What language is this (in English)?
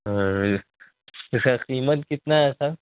Urdu